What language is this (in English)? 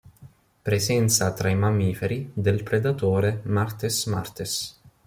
Italian